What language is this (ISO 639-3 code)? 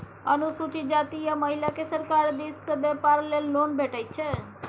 mai